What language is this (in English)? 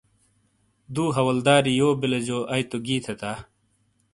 Shina